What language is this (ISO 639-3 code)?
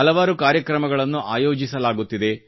kan